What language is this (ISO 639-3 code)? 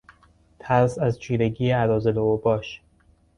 fas